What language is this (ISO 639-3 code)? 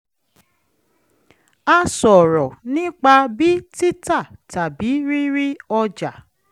yor